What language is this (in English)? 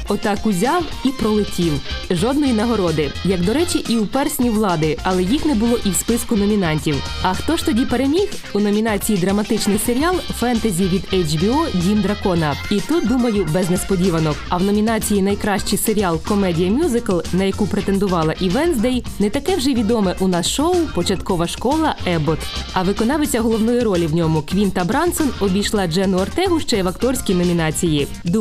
Ukrainian